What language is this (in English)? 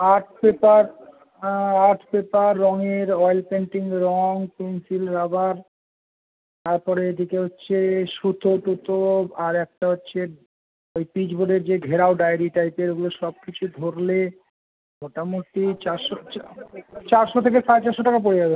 Bangla